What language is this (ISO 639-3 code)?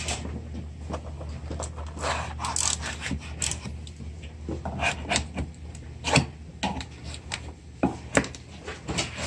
kor